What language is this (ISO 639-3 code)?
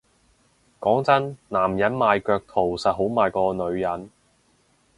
yue